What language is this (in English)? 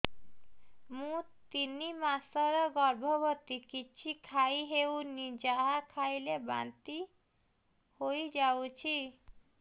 Odia